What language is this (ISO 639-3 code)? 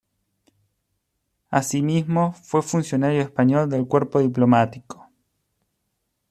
spa